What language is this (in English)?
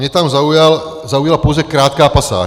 Czech